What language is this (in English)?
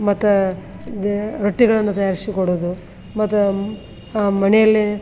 Kannada